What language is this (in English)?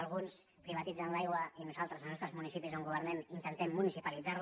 Catalan